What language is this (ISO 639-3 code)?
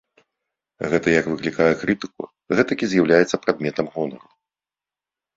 bel